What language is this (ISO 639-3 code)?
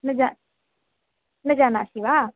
san